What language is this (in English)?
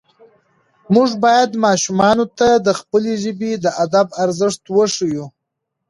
Pashto